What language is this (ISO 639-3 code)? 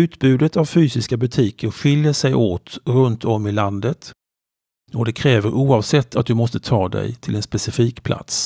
swe